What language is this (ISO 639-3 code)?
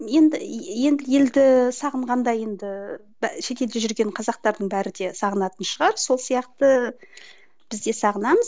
kaz